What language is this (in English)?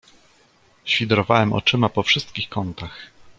Polish